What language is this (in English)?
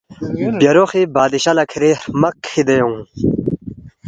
Balti